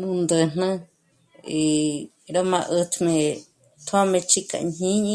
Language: Michoacán Mazahua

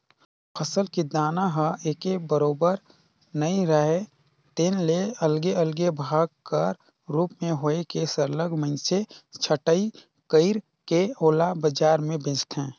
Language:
Chhattisgarhi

